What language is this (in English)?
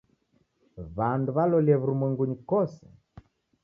Taita